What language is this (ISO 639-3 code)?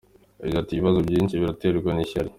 kin